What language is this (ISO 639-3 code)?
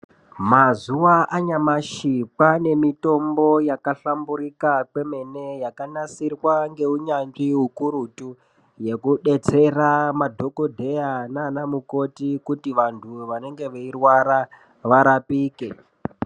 ndc